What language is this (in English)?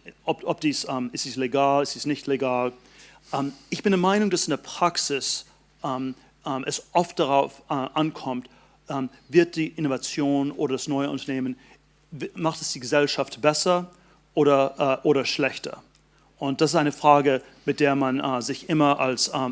German